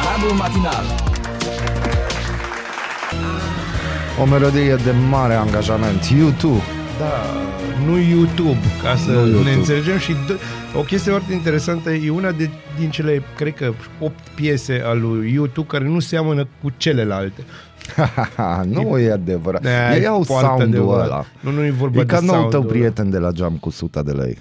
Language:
Romanian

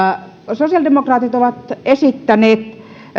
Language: Finnish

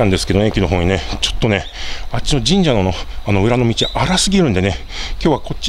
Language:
Japanese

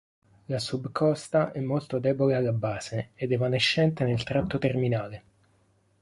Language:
Italian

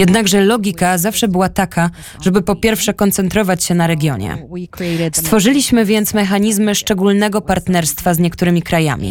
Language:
Polish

